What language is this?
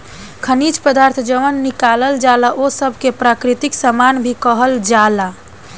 Bhojpuri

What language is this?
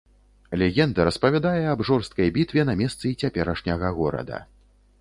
Belarusian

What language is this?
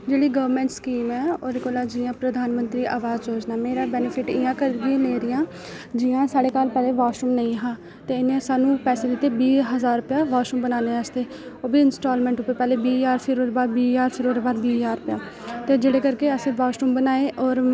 Dogri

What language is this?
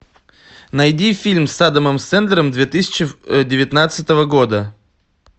Russian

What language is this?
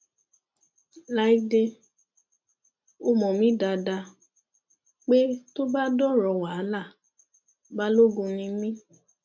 Yoruba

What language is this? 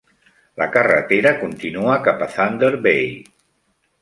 Catalan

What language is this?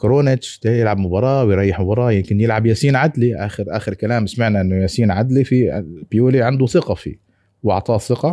Arabic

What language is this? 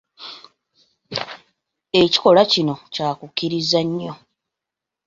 Ganda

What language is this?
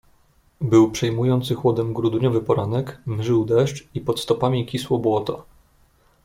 Polish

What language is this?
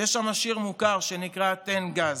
Hebrew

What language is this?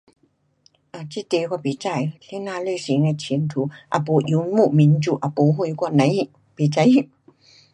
Pu-Xian Chinese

